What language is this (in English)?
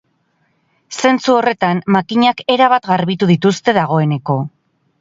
Basque